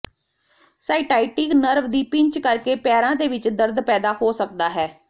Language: Punjabi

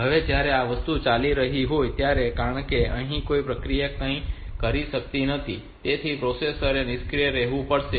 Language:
Gujarati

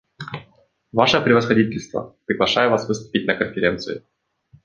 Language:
Russian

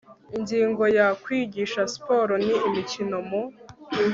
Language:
Kinyarwanda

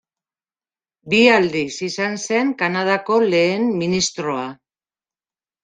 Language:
Basque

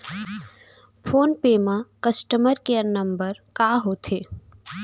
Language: Chhattisgarhi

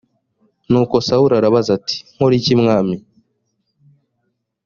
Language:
Kinyarwanda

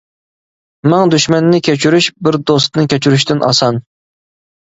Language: Uyghur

